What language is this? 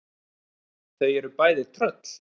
Icelandic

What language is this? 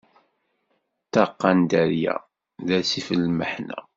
Kabyle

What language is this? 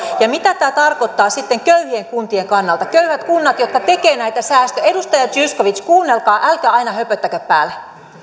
Finnish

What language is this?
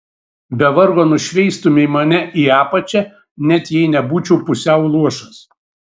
Lithuanian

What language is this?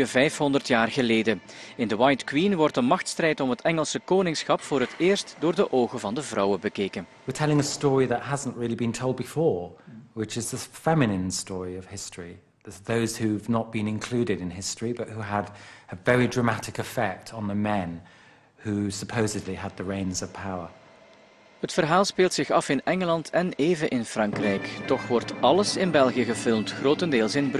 Dutch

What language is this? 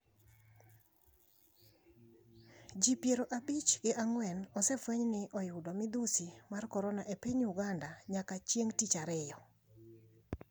Luo (Kenya and Tanzania)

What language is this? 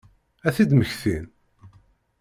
Kabyle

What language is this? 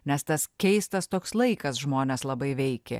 Lithuanian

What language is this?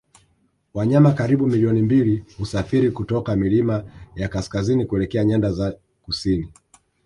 Swahili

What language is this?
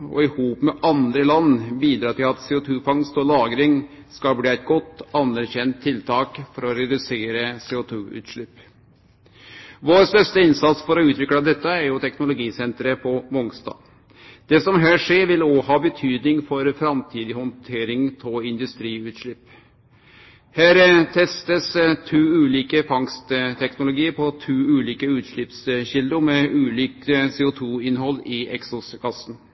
Norwegian Nynorsk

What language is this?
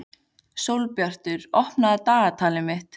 Icelandic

